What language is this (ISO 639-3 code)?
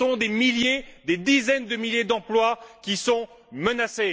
fra